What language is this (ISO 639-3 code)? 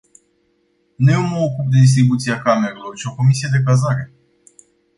ron